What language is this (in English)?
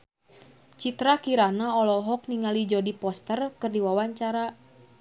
Sundanese